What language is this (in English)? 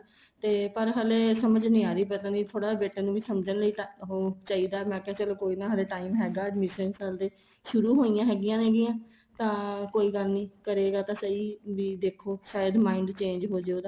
Punjabi